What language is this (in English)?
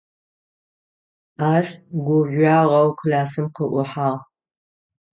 Adyghe